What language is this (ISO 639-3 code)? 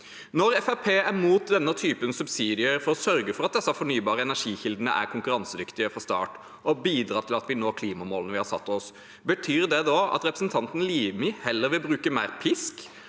nor